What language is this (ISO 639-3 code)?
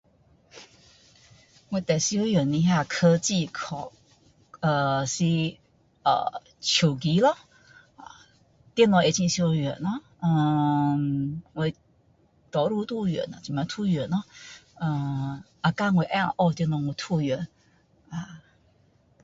cdo